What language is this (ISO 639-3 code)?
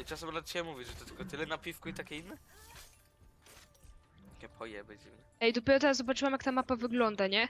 pol